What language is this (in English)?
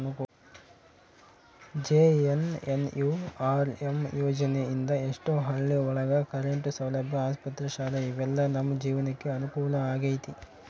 Kannada